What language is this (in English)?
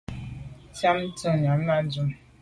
Medumba